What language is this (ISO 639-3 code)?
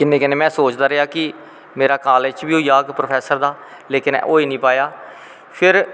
doi